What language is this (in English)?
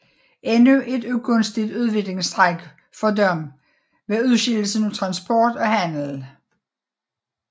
Danish